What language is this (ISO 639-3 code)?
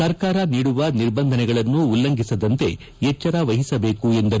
kan